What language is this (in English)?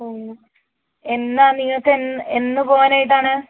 Malayalam